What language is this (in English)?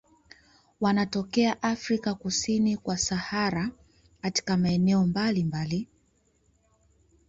Swahili